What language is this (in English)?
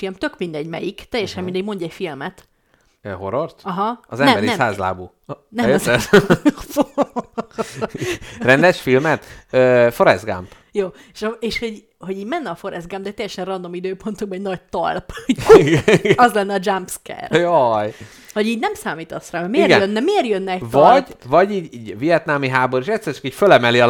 Hungarian